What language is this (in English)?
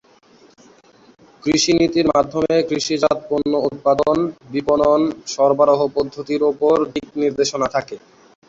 Bangla